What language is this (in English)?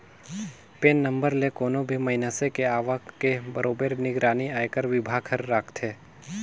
Chhattisgarhi